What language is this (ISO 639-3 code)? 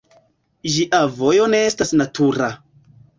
epo